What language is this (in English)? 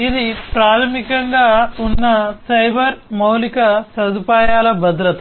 Telugu